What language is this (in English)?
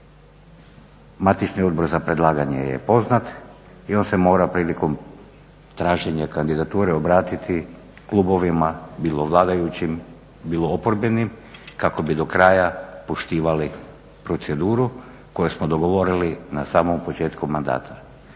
Croatian